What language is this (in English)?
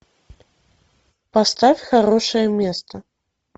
Russian